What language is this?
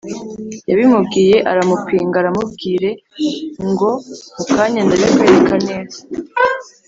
Kinyarwanda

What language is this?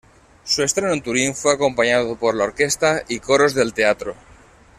Spanish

